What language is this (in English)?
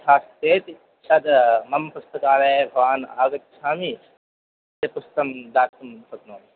Sanskrit